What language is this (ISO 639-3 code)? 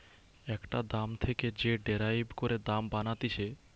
ben